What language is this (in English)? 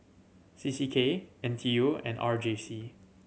English